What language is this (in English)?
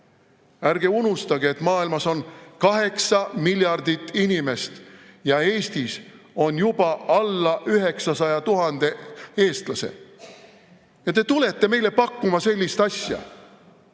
Estonian